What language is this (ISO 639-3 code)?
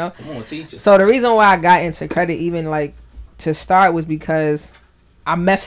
eng